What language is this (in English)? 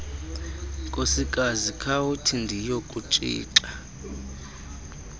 Xhosa